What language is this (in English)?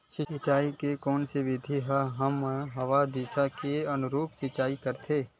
Chhattisgarhi